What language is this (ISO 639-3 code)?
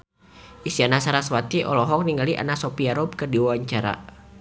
sun